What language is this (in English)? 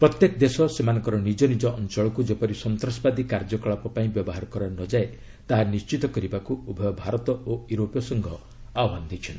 Odia